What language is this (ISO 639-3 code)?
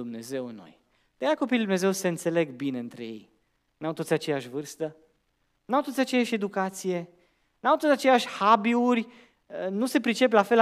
ron